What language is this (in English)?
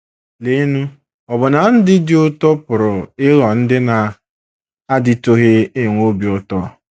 Igbo